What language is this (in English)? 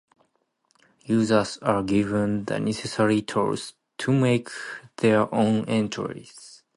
English